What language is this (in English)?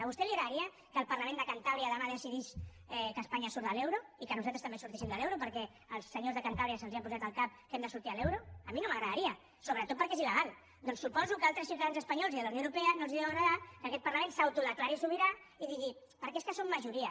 Catalan